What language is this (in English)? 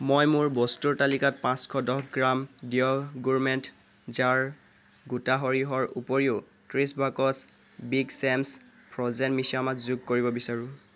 Assamese